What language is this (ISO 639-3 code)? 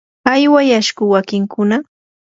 qur